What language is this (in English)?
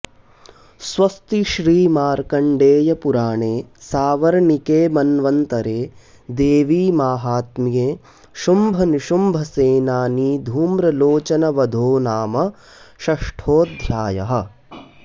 Sanskrit